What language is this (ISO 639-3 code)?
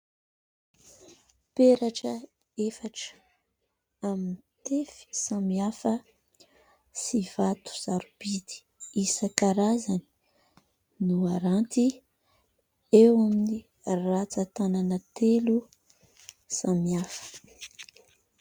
mlg